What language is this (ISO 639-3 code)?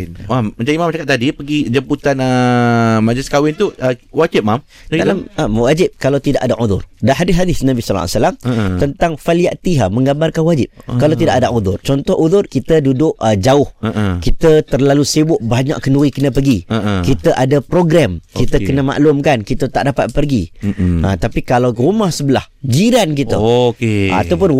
msa